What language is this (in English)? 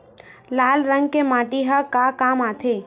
Chhattisgarhi